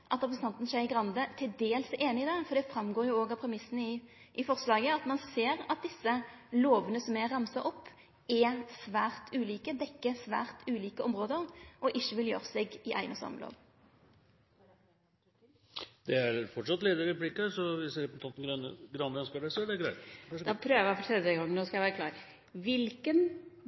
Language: Norwegian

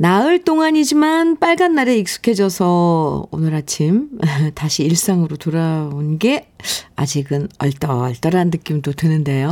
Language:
Korean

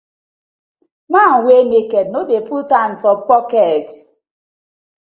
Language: Nigerian Pidgin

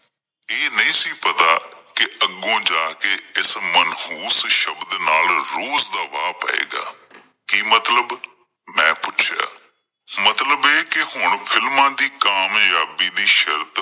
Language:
Punjabi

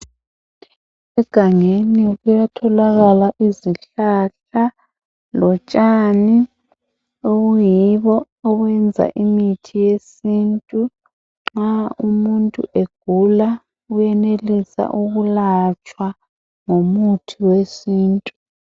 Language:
North Ndebele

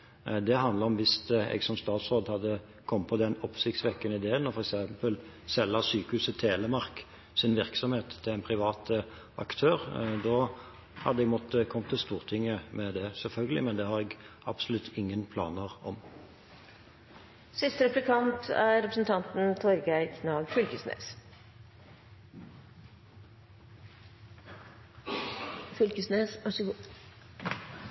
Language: Norwegian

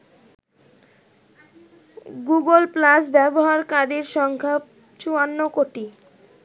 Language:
Bangla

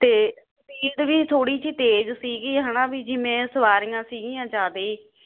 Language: Punjabi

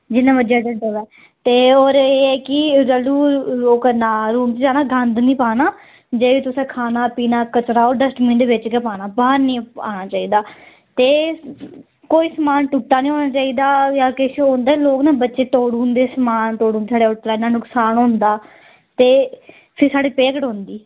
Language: Dogri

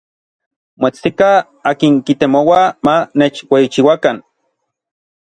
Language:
Orizaba Nahuatl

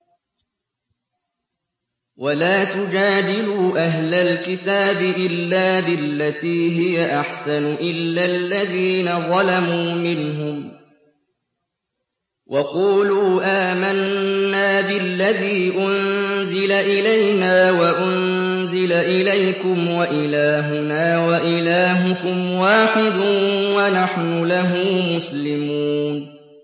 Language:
Arabic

